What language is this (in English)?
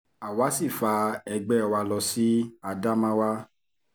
Yoruba